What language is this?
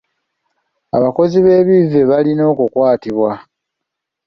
Ganda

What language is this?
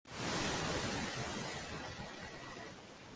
Uzbek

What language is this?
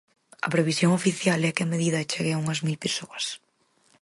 Galician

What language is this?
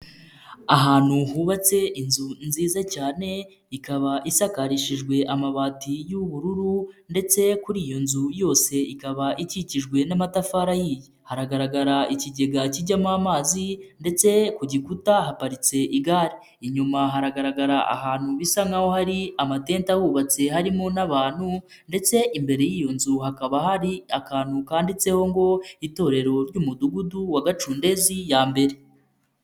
Kinyarwanda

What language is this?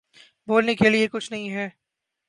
Urdu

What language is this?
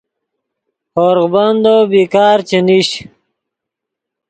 Yidgha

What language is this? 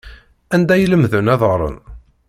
Kabyle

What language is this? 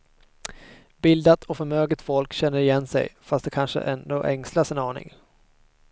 Swedish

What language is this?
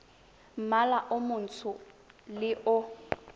Tswana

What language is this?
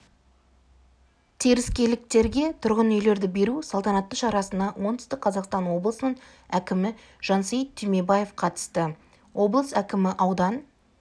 Kazakh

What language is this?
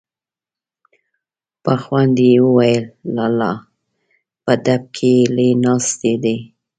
Pashto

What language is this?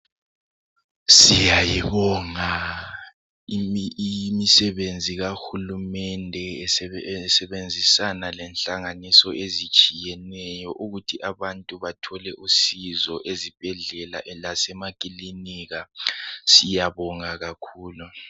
North Ndebele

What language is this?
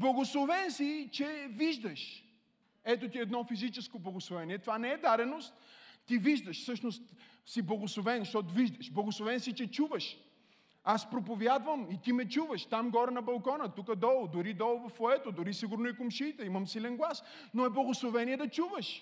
Bulgarian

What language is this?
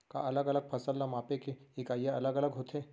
Chhattisgarhi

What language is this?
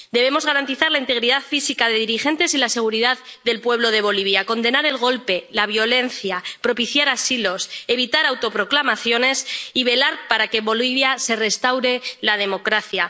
Spanish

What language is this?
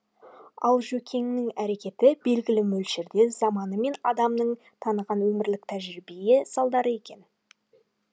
Kazakh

